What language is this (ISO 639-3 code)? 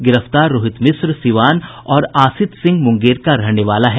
hin